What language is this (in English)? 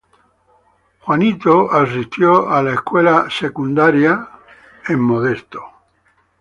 Spanish